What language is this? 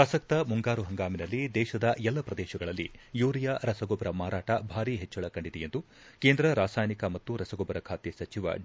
Kannada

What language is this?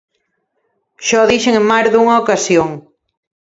Galician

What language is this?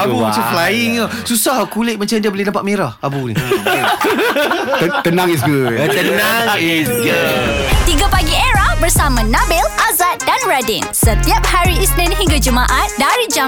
Malay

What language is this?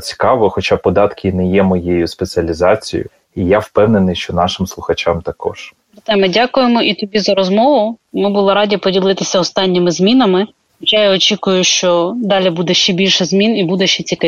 Ukrainian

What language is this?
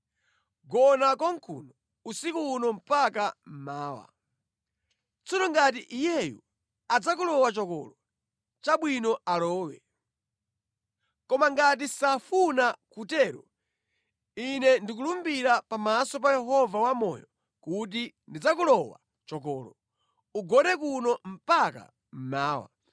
Nyanja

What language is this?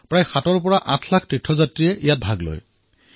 Assamese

